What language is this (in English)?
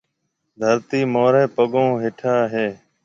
Marwari (Pakistan)